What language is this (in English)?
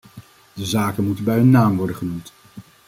Dutch